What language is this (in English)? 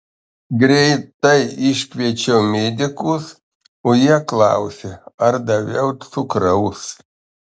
Lithuanian